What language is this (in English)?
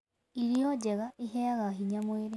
Kikuyu